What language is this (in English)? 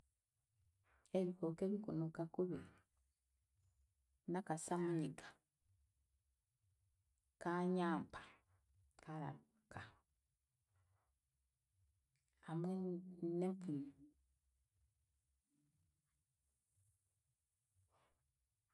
Chiga